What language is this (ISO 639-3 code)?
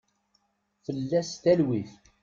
kab